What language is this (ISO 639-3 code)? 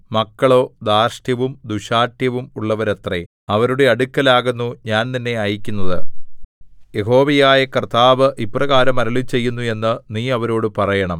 mal